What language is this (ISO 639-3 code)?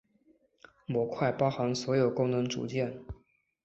zho